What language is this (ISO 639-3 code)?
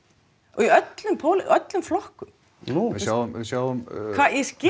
isl